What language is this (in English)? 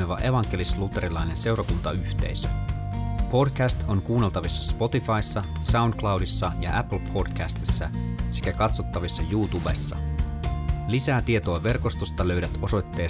Finnish